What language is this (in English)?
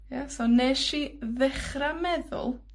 Welsh